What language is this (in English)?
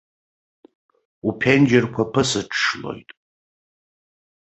Abkhazian